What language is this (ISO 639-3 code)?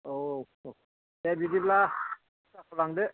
brx